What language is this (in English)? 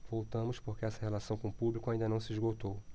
Portuguese